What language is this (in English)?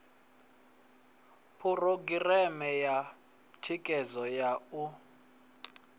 Venda